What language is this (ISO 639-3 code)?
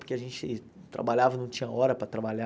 por